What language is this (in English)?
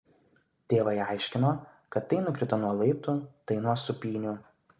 Lithuanian